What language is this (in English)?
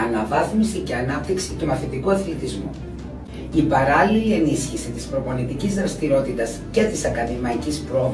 Greek